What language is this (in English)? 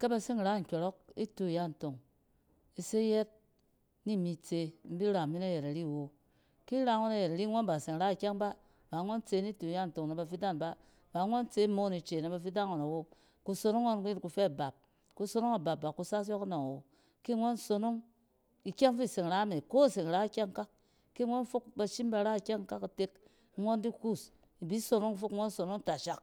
Cen